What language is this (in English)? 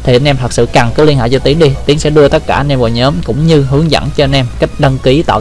Vietnamese